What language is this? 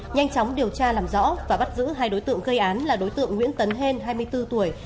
Vietnamese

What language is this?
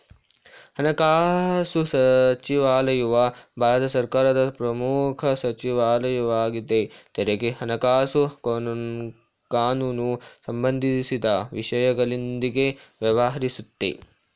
Kannada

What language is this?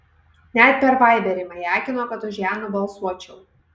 Lithuanian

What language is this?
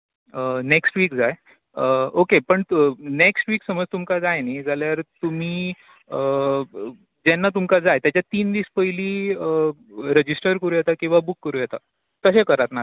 Konkani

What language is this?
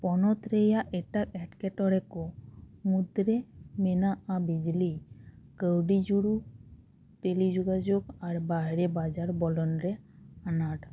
Santali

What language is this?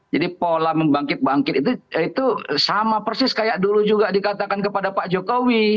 Indonesian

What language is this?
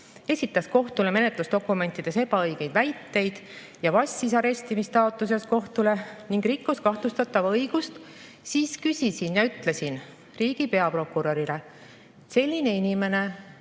Estonian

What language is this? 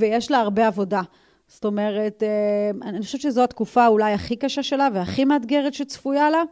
Hebrew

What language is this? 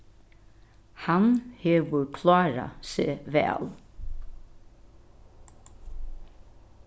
Faroese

